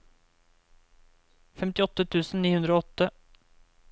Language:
Norwegian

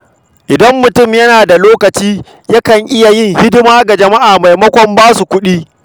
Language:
Hausa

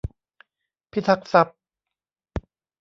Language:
Thai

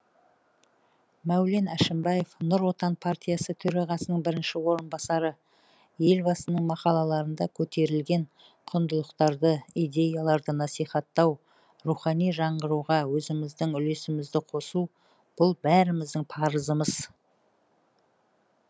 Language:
Kazakh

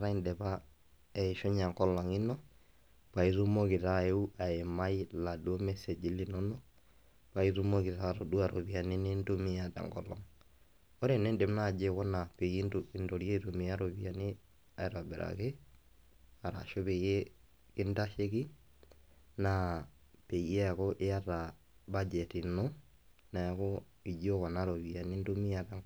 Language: Masai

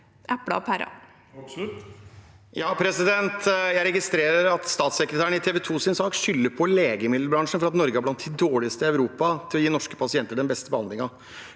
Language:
Norwegian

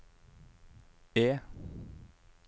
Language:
Norwegian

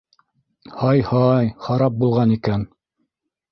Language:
Bashkir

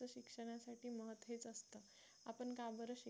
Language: Marathi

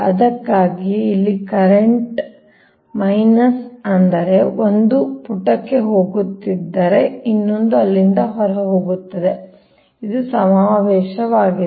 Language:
Kannada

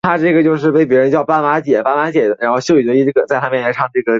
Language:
Chinese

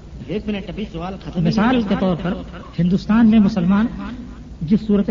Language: Urdu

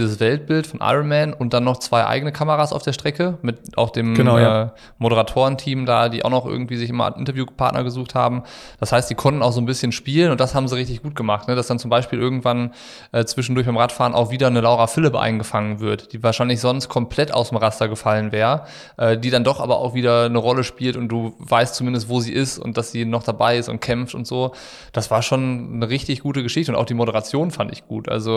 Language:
German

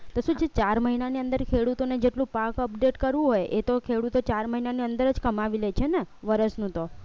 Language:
Gujarati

